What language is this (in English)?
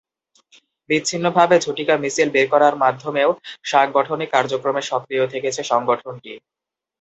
Bangla